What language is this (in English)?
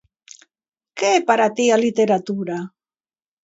Galician